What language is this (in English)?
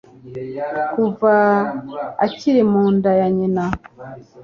Kinyarwanda